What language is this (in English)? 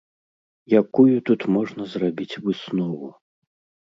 Belarusian